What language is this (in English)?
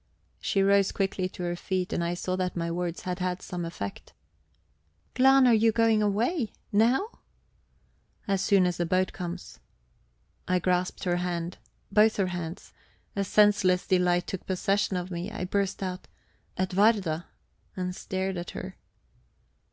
English